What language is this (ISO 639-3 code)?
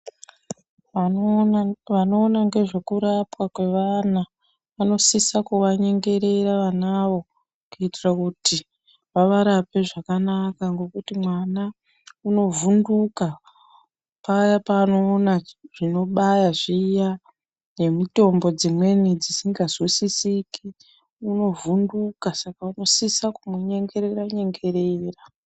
ndc